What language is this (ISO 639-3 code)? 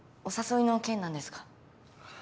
jpn